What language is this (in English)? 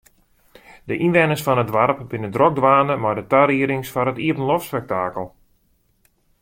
Western Frisian